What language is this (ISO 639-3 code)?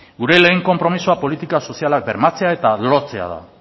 eus